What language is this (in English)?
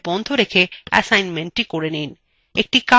Bangla